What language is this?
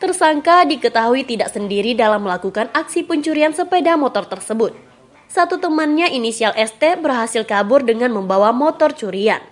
Indonesian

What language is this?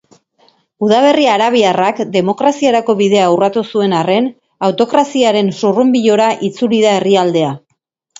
Basque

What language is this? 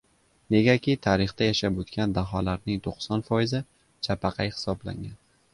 Uzbek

